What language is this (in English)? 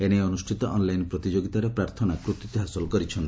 Odia